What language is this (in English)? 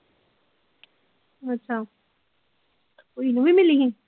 Punjabi